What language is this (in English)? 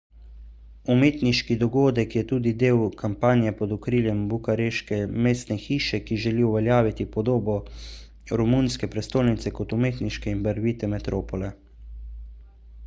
Slovenian